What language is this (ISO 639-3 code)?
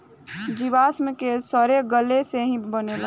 bho